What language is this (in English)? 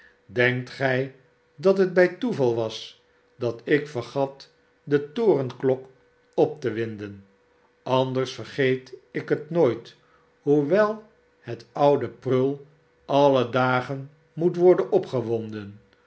Dutch